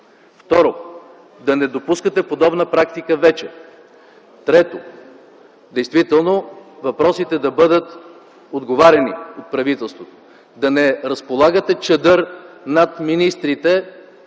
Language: Bulgarian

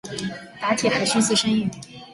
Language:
Chinese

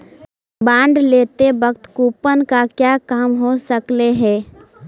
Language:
Magahi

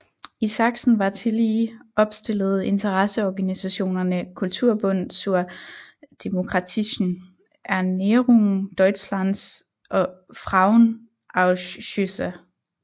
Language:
Danish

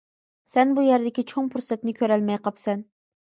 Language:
Uyghur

